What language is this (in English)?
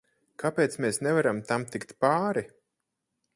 Latvian